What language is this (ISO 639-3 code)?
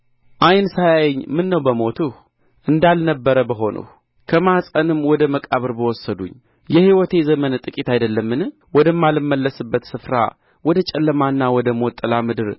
amh